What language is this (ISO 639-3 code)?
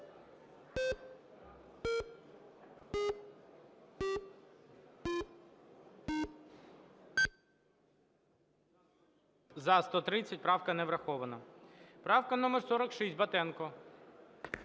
ukr